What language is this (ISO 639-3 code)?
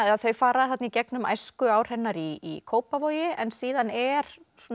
isl